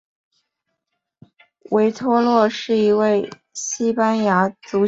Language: Chinese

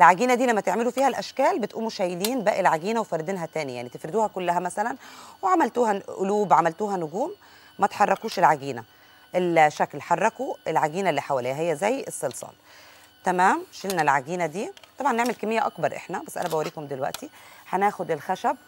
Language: Arabic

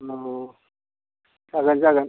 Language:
Bodo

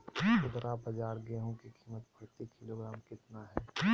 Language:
Magahi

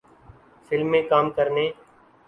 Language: Urdu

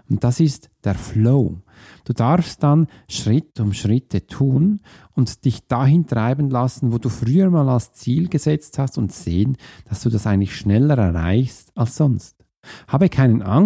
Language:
German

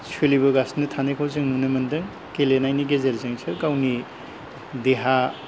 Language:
Bodo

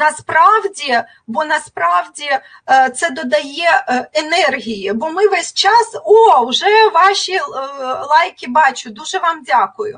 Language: Ukrainian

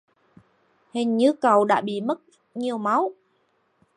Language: Vietnamese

